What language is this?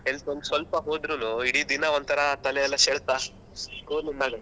Kannada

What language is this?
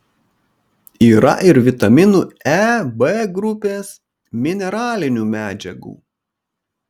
Lithuanian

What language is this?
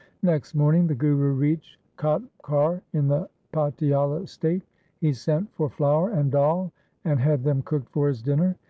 English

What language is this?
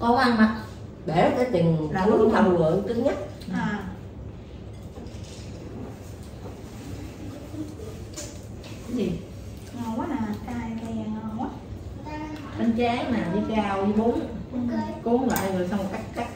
Vietnamese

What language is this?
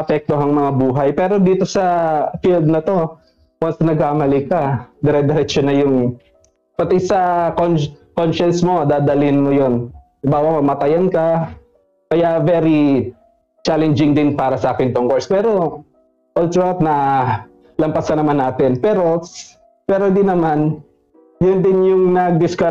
Filipino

